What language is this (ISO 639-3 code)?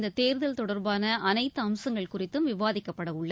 tam